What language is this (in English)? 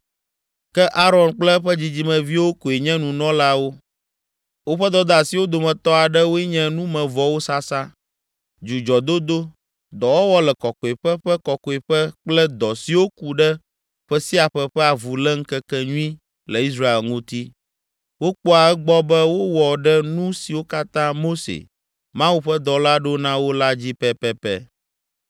Ewe